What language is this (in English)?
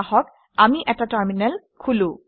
Assamese